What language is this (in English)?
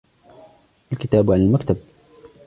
Arabic